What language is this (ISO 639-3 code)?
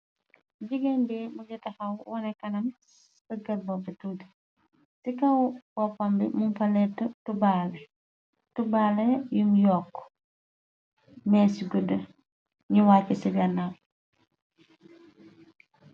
wol